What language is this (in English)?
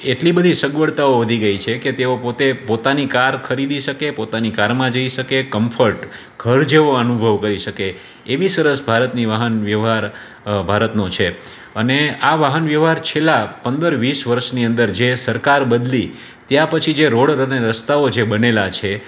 Gujarati